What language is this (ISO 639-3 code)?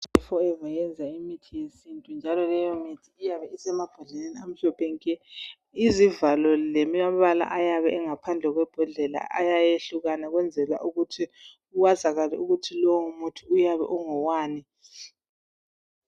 nde